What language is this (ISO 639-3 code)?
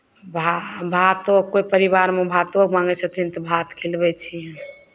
mai